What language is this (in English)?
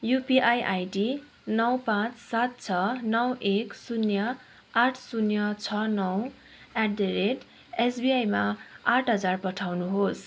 Nepali